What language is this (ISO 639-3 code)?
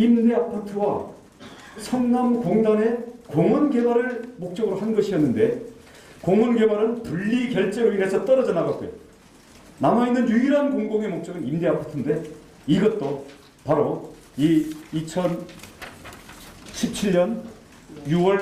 kor